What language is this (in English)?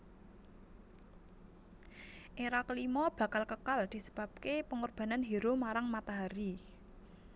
Javanese